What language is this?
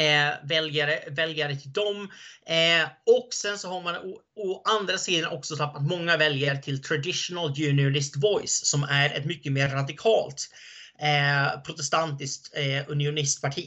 Swedish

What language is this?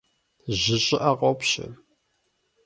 Kabardian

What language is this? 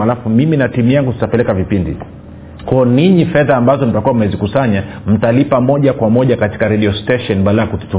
Swahili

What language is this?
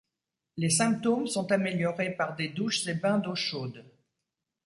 French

